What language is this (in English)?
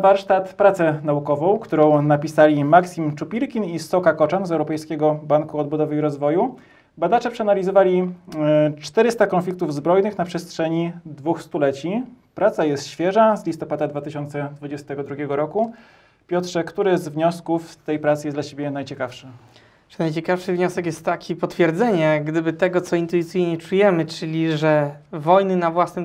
Polish